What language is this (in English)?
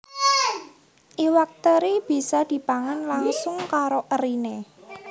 Javanese